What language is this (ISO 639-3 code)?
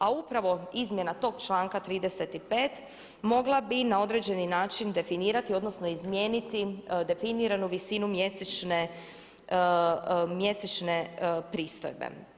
hrv